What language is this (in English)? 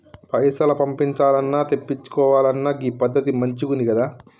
Telugu